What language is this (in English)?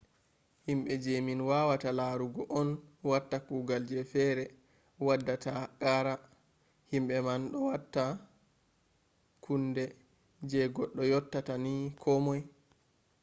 Fula